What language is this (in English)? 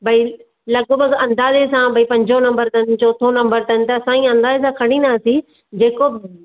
Sindhi